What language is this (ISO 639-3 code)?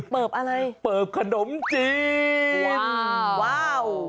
tha